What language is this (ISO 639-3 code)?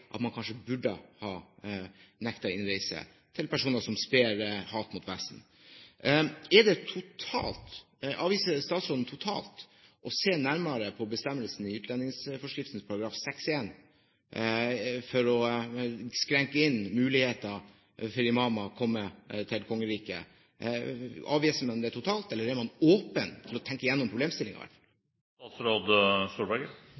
nob